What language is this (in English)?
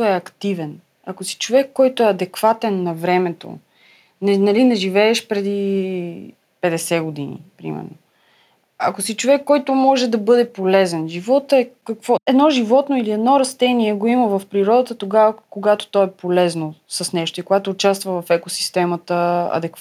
Bulgarian